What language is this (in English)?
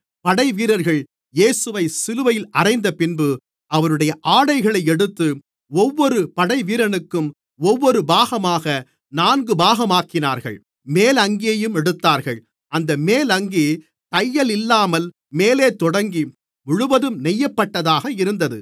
Tamil